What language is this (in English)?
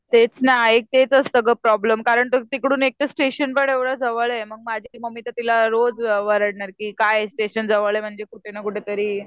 Marathi